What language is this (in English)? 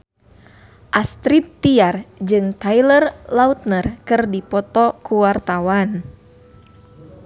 Sundanese